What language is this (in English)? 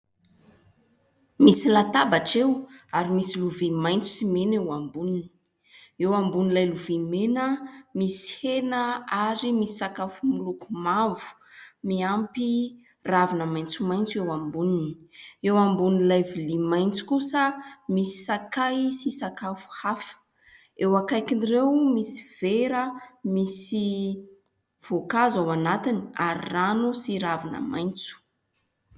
Malagasy